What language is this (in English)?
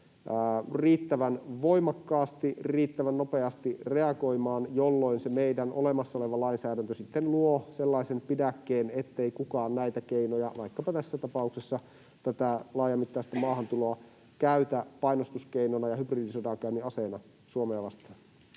Finnish